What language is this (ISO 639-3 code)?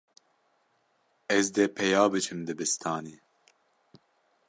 kur